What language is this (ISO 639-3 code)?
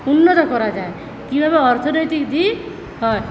ben